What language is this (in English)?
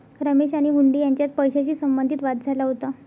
Marathi